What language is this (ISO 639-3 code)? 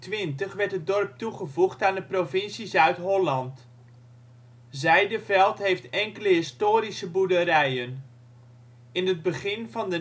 nld